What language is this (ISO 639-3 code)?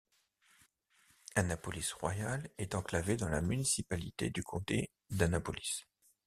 fra